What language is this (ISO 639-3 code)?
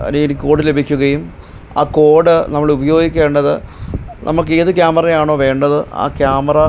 mal